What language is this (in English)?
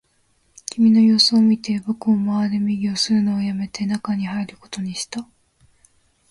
Japanese